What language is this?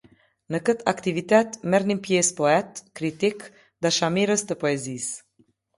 Albanian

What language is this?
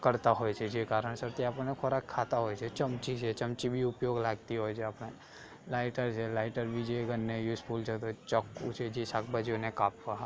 Gujarati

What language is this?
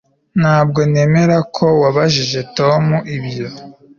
Kinyarwanda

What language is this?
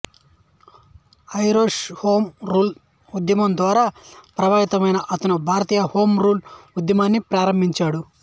Telugu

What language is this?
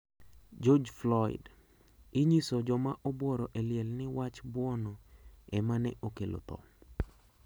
Luo (Kenya and Tanzania)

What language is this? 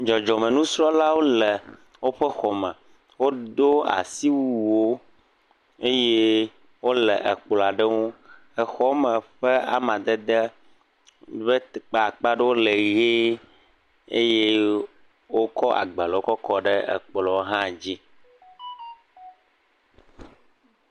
Ewe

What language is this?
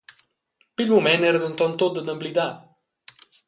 Romansh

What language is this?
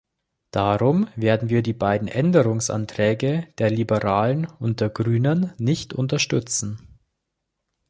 German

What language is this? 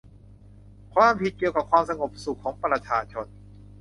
Thai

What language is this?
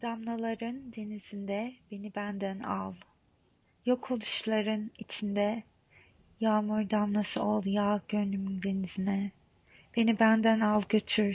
Turkish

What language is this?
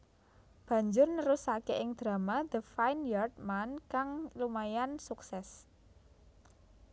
Javanese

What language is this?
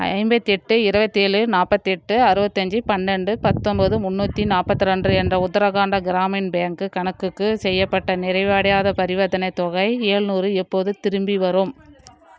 Tamil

